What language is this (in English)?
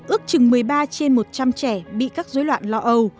Vietnamese